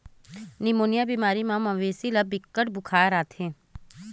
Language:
Chhattisgarhi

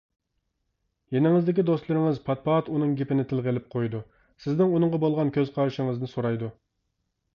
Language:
Uyghur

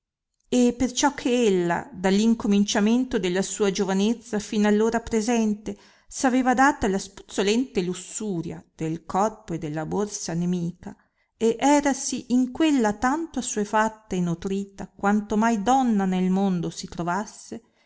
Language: Italian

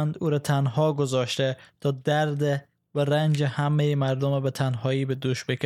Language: Persian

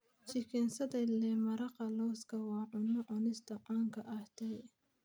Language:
Somali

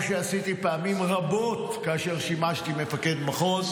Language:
Hebrew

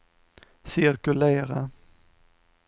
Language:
Swedish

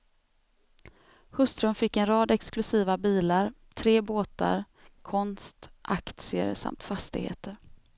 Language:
Swedish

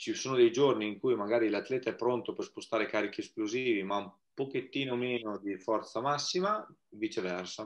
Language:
Italian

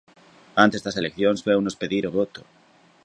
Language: Galician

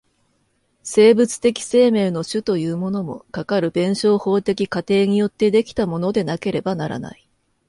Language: Japanese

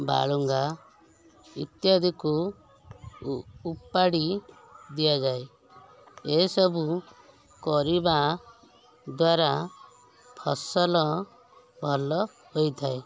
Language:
Odia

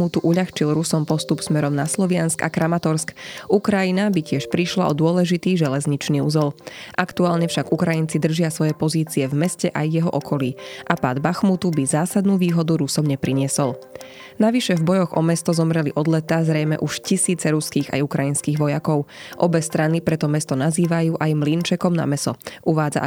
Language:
Slovak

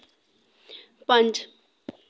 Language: Dogri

